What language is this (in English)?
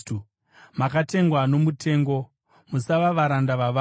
Shona